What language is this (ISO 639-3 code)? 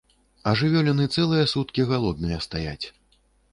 bel